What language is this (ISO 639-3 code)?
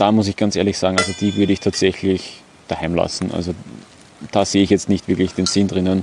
deu